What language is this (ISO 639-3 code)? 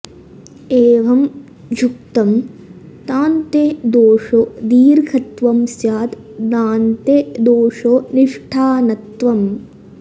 san